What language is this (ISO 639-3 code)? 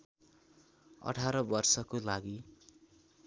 nep